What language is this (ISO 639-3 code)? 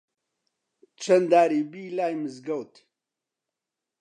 ckb